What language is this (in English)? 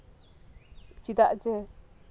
Santali